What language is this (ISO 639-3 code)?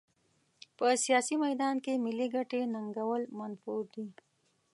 pus